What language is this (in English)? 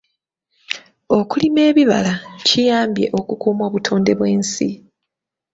Ganda